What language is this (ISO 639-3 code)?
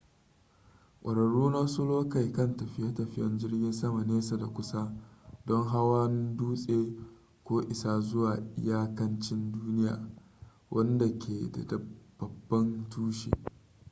hau